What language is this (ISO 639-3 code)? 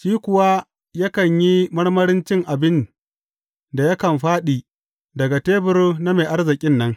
hau